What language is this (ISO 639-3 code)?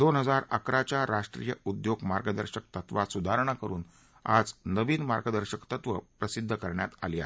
mar